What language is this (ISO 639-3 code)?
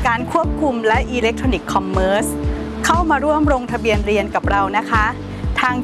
tha